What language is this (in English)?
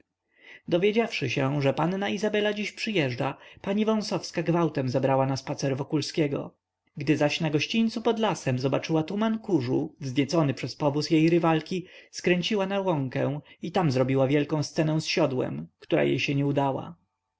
Polish